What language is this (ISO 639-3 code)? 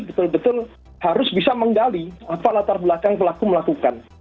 ind